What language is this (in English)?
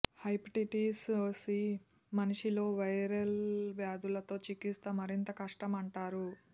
Telugu